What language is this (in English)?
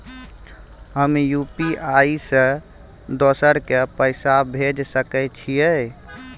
Maithili